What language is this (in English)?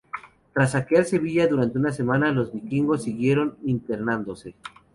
Spanish